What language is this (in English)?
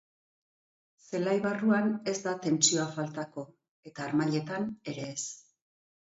Basque